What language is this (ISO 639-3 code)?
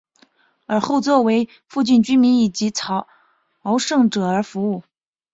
zho